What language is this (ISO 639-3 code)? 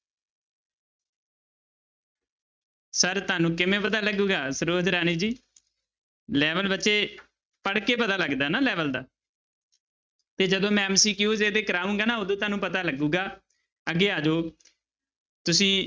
pan